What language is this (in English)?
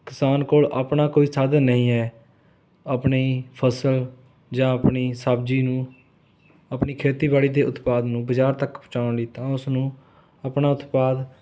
Punjabi